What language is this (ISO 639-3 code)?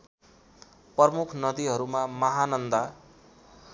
nep